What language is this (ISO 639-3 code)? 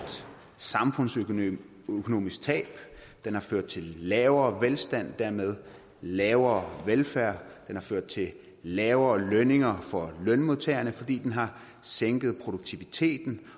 dan